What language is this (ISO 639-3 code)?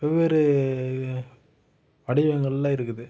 tam